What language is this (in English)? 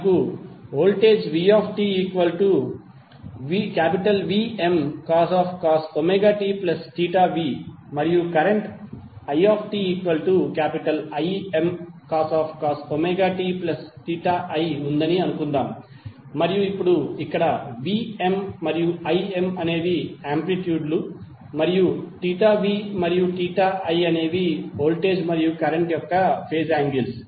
Telugu